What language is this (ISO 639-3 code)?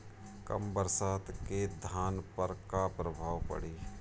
bho